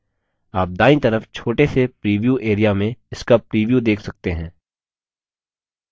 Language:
Hindi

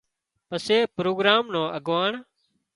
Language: Wadiyara Koli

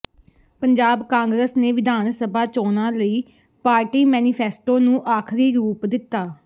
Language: Punjabi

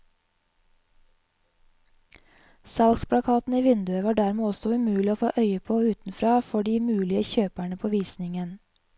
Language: Norwegian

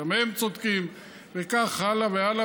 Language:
Hebrew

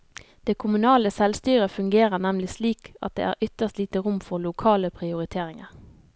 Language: Norwegian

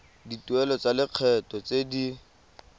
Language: Tswana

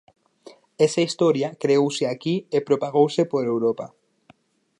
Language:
Galician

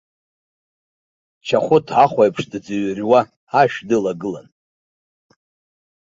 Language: Abkhazian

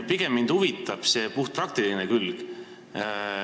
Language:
Estonian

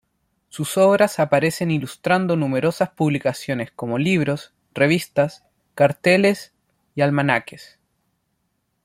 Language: Spanish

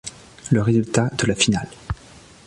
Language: French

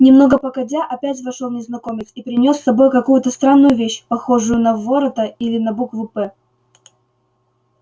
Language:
Russian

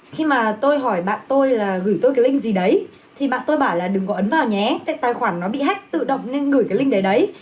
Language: Vietnamese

